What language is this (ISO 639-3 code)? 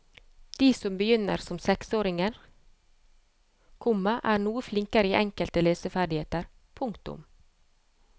nor